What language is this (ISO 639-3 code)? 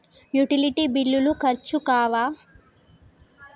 tel